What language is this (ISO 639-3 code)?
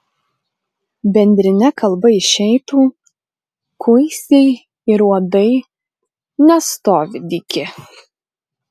lit